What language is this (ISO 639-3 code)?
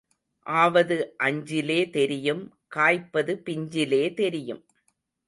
tam